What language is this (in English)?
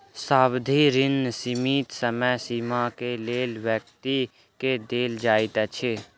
Maithili